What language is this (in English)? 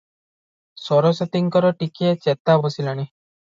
Odia